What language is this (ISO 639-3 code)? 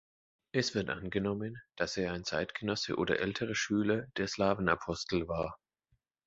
deu